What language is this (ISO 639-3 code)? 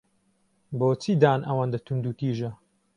ckb